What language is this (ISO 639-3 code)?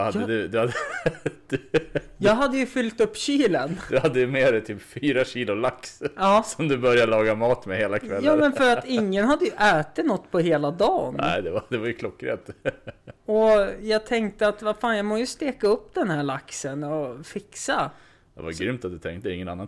swe